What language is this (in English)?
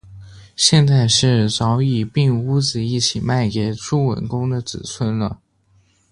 Chinese